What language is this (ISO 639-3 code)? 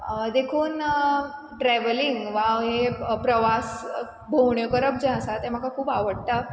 kok